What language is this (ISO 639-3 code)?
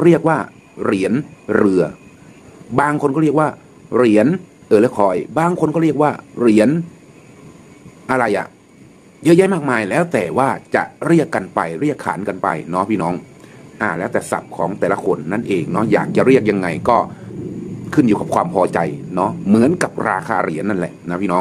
tha